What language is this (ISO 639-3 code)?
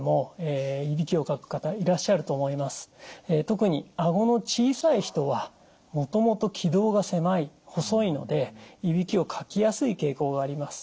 jpn